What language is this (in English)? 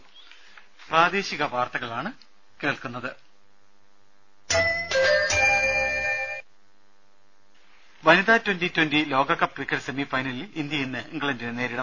Malayalam